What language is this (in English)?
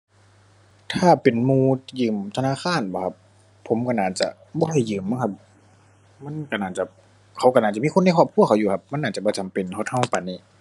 Thai